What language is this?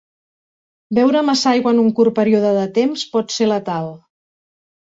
Catalan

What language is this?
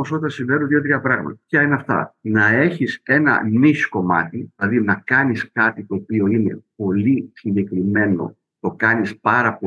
Greek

